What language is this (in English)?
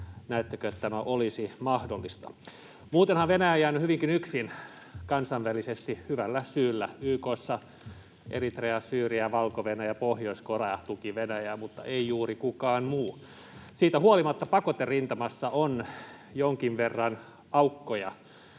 Finnish